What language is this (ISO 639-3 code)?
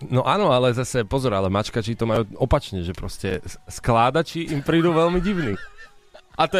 slk